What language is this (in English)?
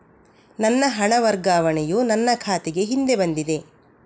Kannada